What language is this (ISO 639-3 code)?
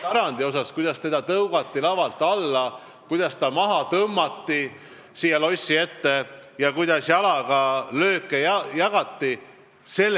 est